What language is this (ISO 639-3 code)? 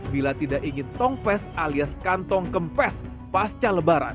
ind